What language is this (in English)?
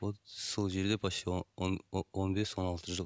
Kazakh